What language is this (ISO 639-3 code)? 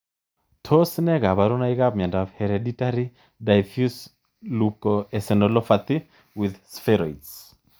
kln